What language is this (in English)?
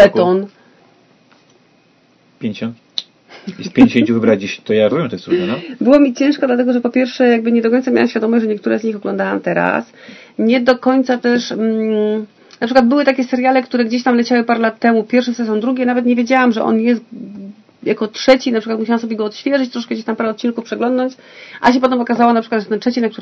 Polish